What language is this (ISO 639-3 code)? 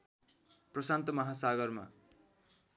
nep